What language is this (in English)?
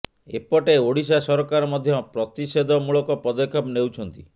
Odia